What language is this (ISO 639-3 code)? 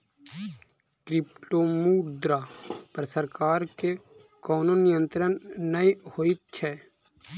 mai